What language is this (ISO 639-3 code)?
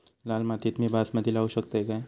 mar